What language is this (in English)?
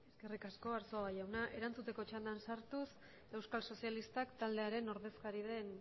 Basque